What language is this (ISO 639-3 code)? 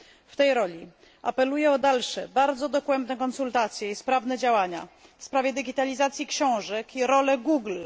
pol